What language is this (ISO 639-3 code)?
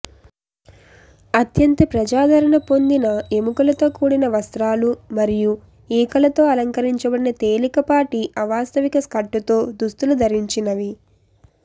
tel